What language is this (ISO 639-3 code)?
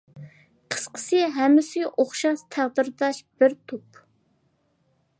uig